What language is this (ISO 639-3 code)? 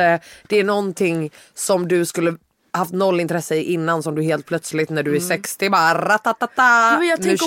swe